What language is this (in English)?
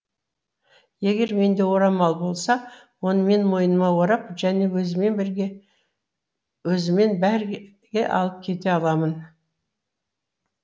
Kazakh